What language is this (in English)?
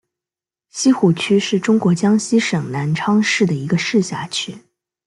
Chinese